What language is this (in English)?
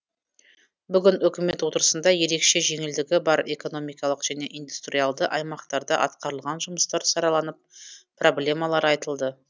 Kazakh